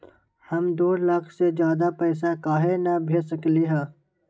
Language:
Magahi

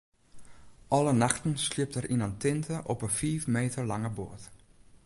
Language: Western Frisian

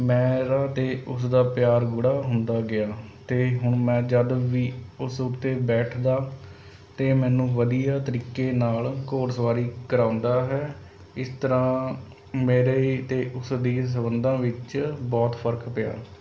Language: Punjabi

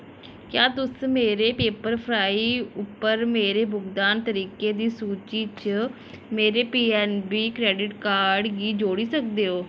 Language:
Dogri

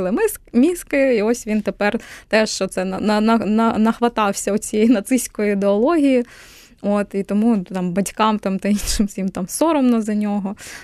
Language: Ukrainian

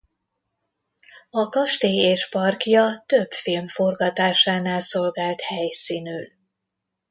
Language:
Hungarian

